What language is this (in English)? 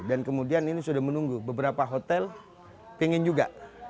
Indonesian